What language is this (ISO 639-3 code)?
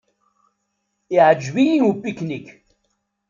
kab